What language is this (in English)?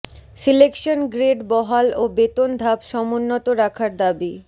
Bangla